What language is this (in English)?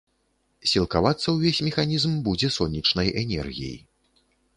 Belarusian